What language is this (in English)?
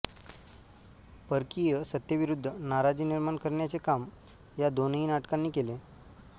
Marathi